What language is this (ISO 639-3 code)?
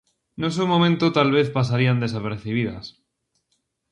glg